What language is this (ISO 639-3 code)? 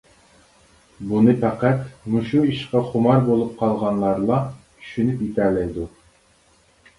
uig